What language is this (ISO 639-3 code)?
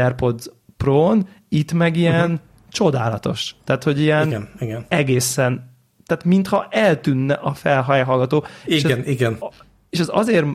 hun